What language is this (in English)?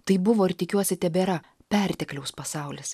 Lithuanian